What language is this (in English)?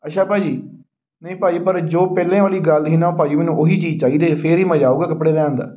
Punjabi